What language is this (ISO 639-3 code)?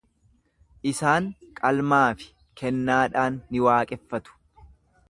orm